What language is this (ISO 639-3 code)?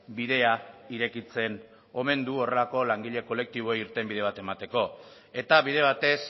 eus